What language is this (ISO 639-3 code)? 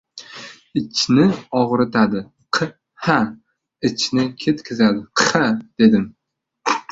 uzb